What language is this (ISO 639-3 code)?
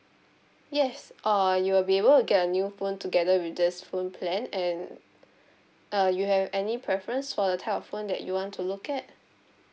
eng